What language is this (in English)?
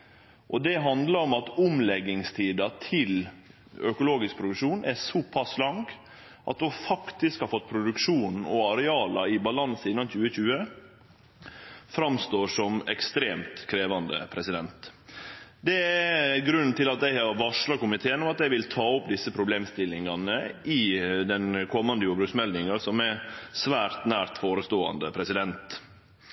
Norwegian Nynorsk